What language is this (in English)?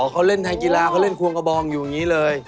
Thai